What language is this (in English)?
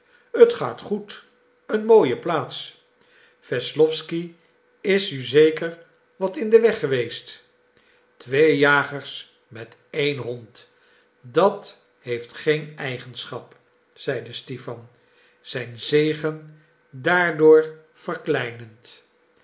Dutch